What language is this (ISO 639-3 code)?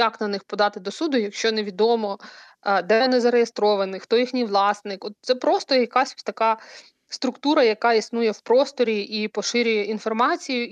ukr